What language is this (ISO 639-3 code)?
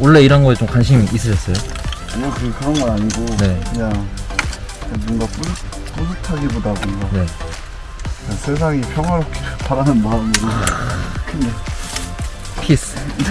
kor